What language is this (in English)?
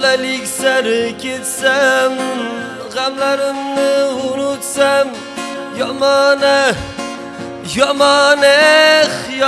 Turkish